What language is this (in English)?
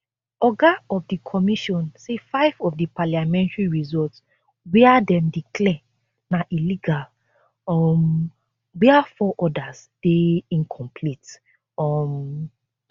Nigerian Pidgin